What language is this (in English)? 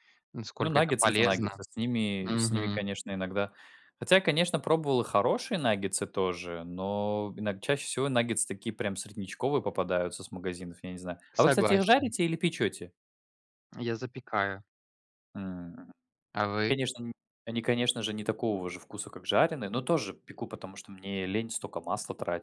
Russian